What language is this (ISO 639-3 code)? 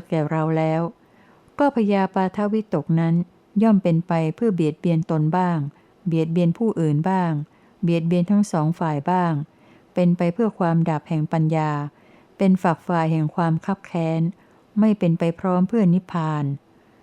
tha